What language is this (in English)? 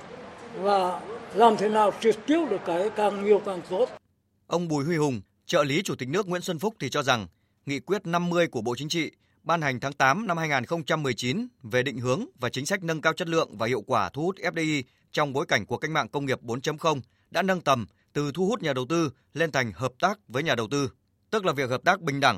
Vietnamese